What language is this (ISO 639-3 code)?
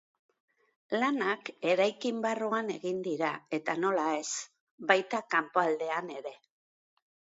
eus